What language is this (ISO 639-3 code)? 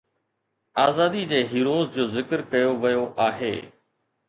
snd